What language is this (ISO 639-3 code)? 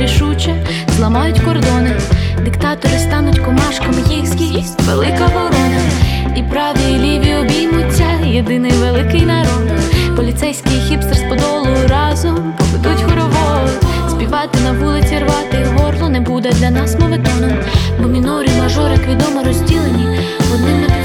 ukr